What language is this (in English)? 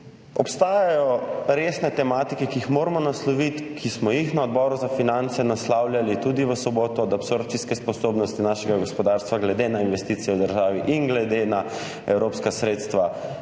Slovenian